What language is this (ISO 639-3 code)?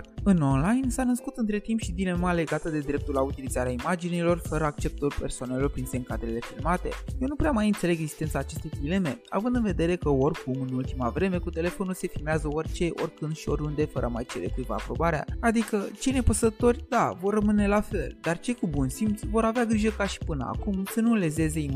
ron